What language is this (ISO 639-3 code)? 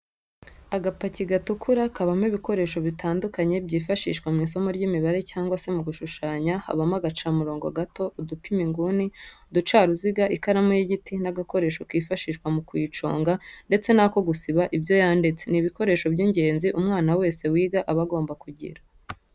kin